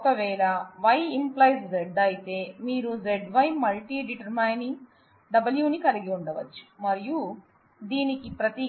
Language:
Telugu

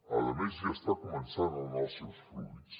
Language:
Catalan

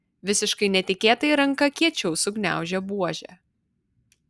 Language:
Lithuanian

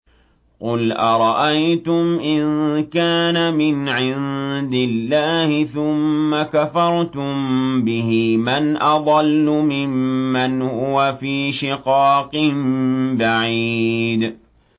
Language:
Arabic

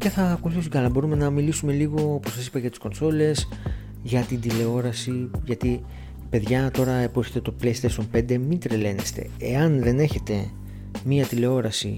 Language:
Greek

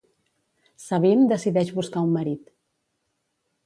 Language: Catalan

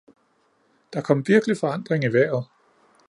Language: Danish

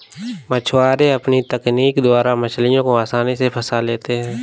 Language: Hindi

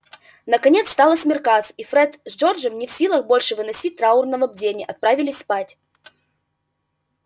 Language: Russian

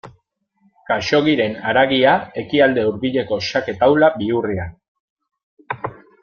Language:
Basque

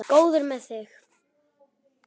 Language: Icelandic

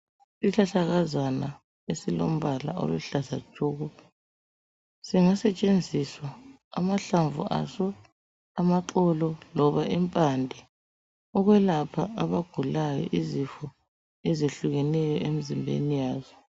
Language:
North Ndebele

